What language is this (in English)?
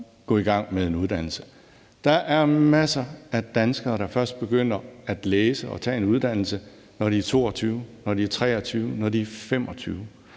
Danish